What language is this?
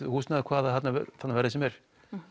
Icelandic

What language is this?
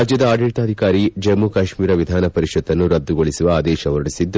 Kannada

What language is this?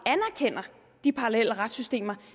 Danish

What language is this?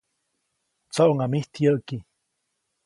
Copainalá Zoque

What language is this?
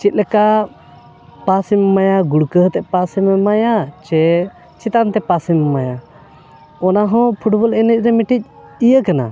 Santali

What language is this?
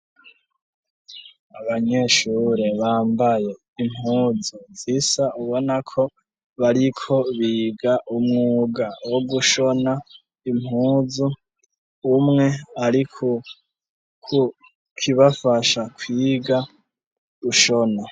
Rundi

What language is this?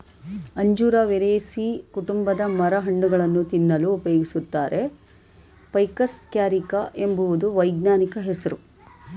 Kannada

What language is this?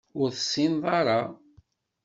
Kabyle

